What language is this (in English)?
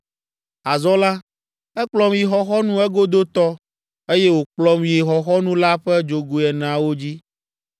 Ewe